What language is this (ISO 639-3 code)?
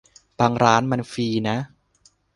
tha